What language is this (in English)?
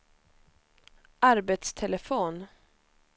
Swedish